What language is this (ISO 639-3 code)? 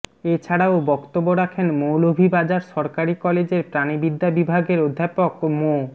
ben